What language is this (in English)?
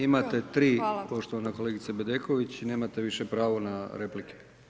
Croatian